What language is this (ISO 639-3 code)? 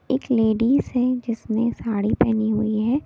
hin